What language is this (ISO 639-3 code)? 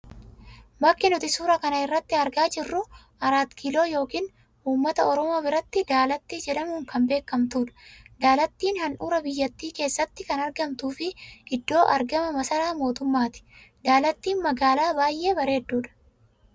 orm